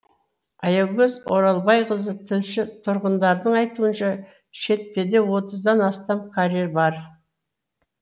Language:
Kazakh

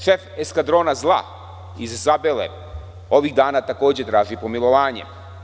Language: Serbian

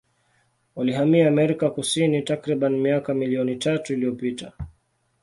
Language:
Swahili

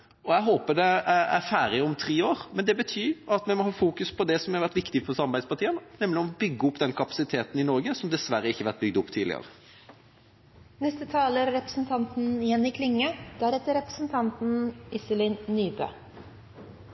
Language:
Norwegian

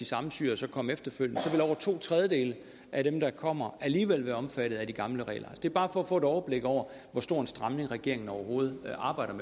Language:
Danish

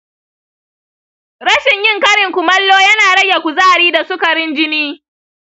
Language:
Hausa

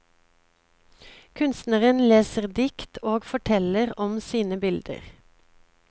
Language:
Norwegian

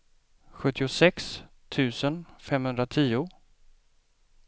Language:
Swedish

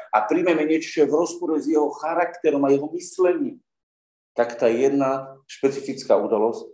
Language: Slovak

